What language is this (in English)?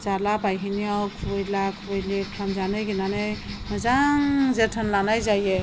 Bodo